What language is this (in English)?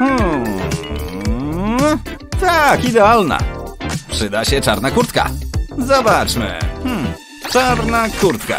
Polish